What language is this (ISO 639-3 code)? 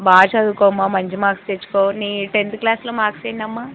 tel